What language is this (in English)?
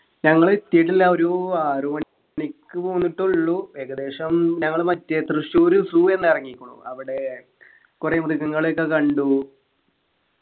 Malayalam